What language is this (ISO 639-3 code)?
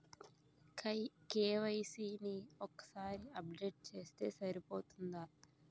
tel